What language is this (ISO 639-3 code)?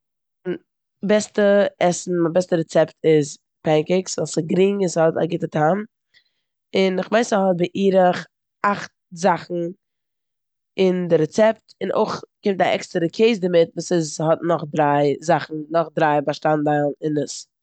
yid